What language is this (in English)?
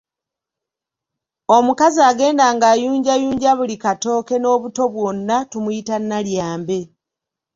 Ganda